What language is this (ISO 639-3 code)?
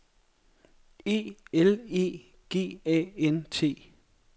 dan